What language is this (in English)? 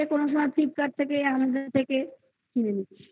Bangla